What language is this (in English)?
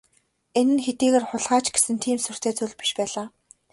Mongolian